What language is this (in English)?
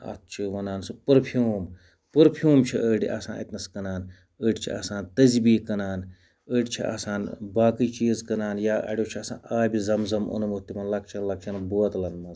Kashmiri